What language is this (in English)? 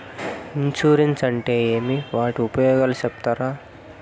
Telugu